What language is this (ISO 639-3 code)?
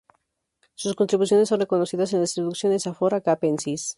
spa